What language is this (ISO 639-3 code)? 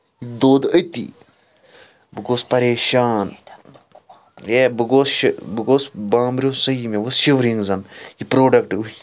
kas